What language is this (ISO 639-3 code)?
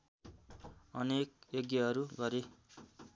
nep